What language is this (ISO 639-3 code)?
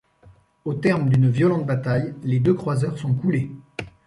fra